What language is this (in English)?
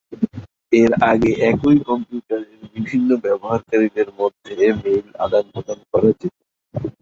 Bangla